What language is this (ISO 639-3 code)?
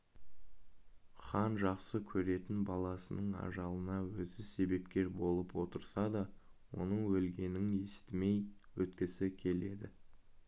kaz